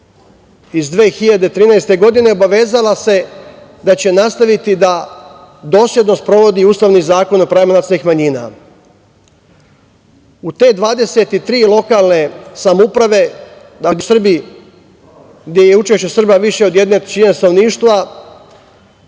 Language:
Serbian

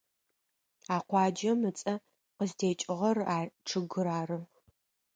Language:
Adyghe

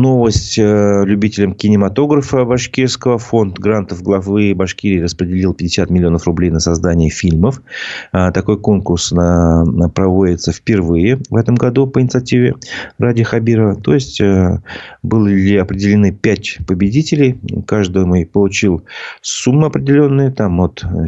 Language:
Russian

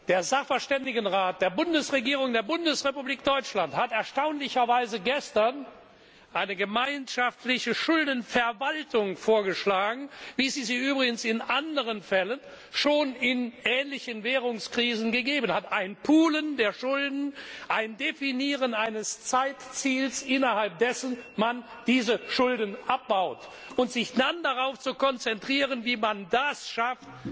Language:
German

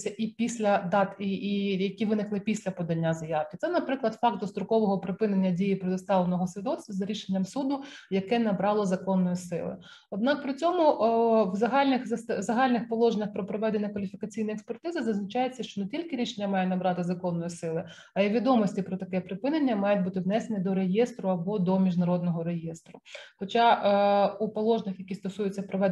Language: Ukrainian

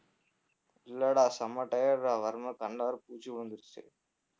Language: Tamil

